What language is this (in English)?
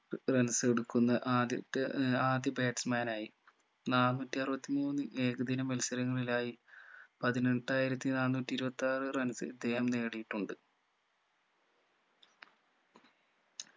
Malayalam